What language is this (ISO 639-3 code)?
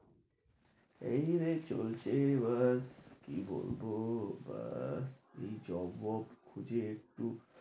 ben